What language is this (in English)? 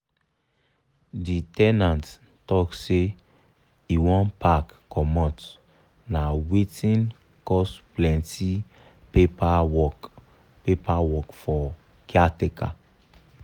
Nigerian Pidgin